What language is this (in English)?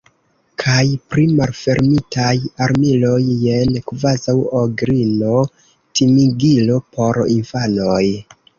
Esperanto